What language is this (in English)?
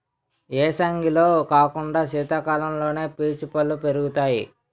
Telugu